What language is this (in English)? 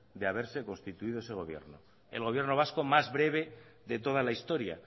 Spanish